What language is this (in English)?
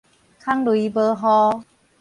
Min Nan Chinese